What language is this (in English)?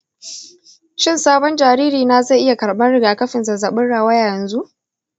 Hausa